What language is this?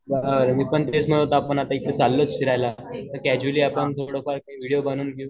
Marathi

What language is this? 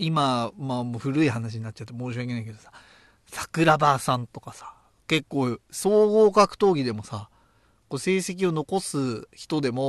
Japanese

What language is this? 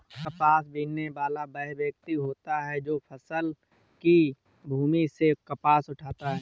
Hindi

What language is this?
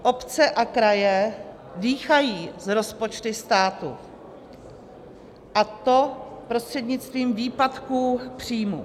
Czech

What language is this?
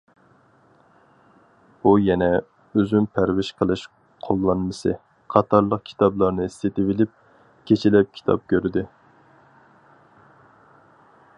Uyghur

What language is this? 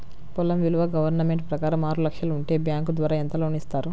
Telugu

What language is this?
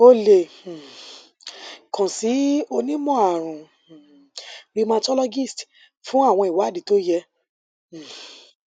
Yoruba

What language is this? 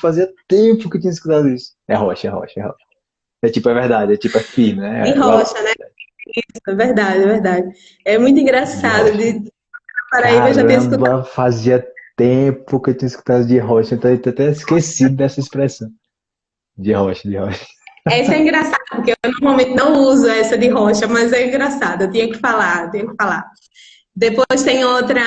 Portuguese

